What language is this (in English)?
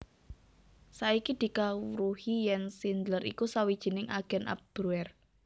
Javanese